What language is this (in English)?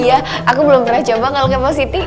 Indonesian